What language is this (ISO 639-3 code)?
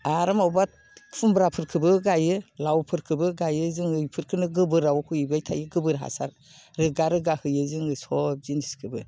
brx